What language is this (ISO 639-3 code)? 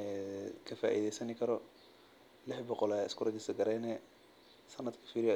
som